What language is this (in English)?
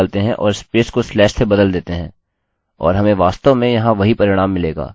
Hindi